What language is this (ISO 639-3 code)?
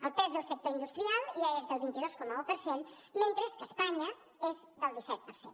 cat